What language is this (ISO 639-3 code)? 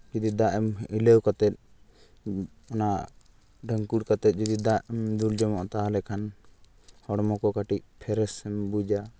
sat